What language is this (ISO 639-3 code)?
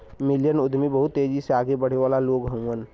bho